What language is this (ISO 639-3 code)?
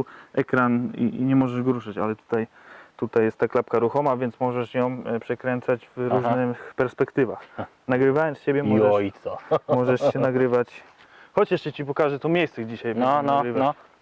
pol